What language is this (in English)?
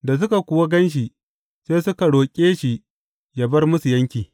Hausa